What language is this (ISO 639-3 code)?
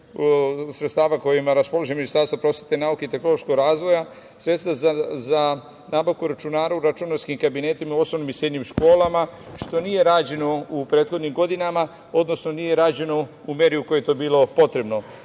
srp